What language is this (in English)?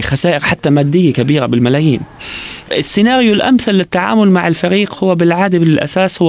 Arabic